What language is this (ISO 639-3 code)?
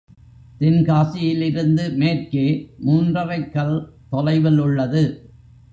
tam